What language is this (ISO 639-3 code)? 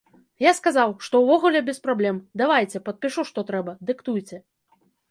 bel